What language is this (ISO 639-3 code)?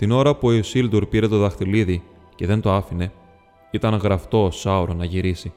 ell